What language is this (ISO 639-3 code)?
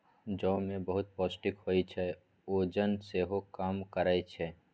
mai